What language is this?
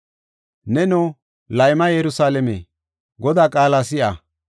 Gofa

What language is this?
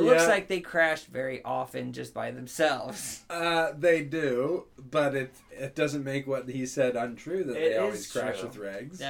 English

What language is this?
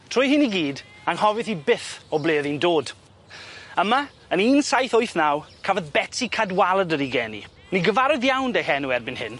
Welsh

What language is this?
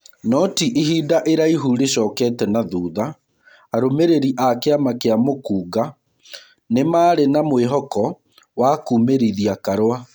Kikuyu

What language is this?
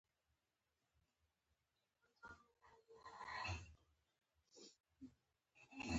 Pashto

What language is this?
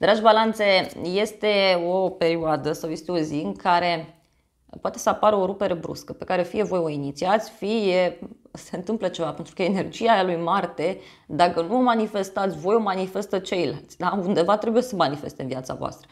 Romanian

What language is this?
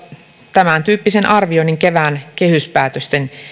Finnish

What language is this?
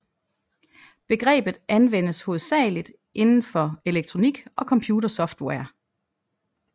Danish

